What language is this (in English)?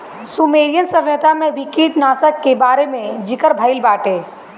Bhojpuri